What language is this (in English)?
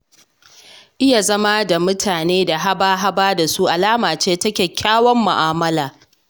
Hausa